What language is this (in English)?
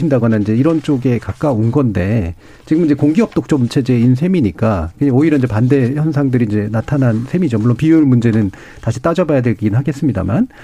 Korean